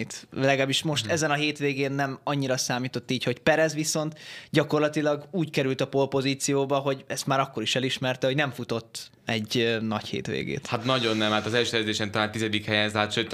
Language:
Hungarian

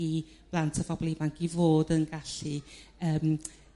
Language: Welsh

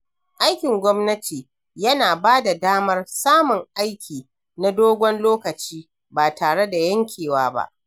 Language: Hausa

